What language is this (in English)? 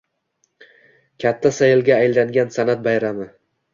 Uzbek